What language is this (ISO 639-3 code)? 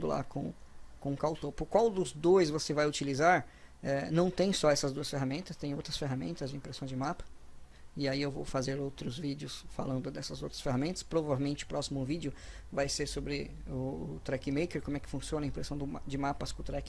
por